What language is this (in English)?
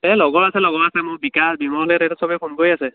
Assamese